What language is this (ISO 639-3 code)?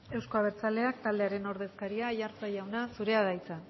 eus